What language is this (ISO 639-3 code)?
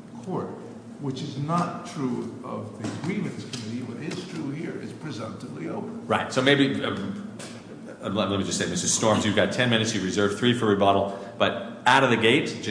eng